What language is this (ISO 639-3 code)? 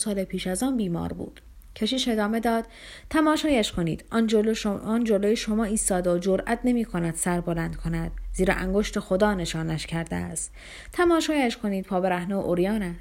fas